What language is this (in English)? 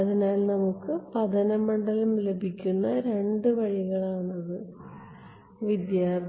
Malayalam